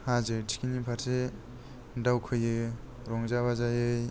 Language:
Bodo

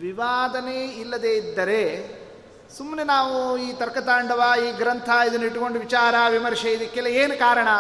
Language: Kannada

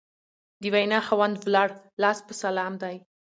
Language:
Pashto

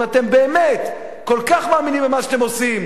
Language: Hebrew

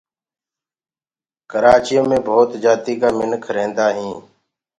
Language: Gurgula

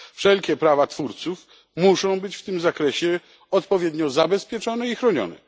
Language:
Polish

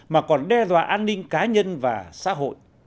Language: Vietnamese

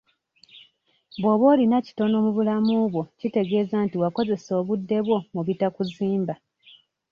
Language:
Ganda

